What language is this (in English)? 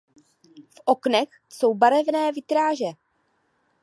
Czech